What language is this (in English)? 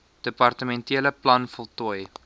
Afrikaans